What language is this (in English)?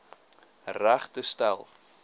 Afrikaans